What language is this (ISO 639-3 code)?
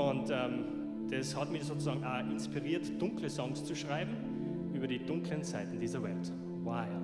deu